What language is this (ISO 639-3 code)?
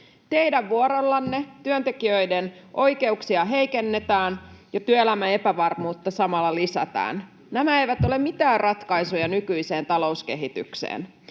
fin